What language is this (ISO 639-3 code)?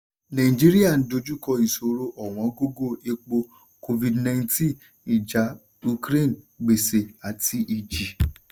yor